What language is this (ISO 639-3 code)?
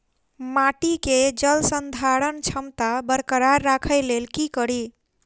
mai